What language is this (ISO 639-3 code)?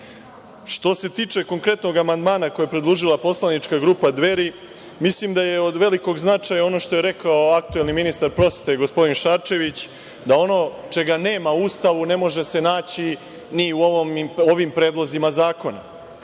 srp